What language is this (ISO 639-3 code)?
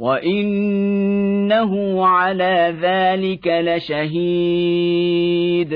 ara